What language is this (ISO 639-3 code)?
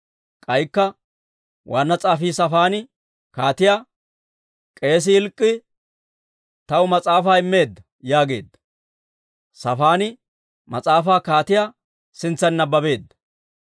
dwr